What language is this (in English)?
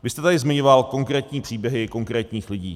Czech